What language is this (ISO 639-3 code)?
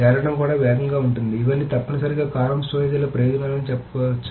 tel